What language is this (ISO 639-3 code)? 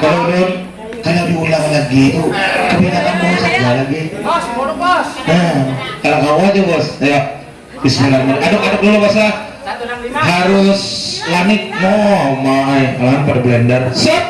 ind